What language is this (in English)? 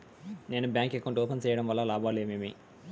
Telugu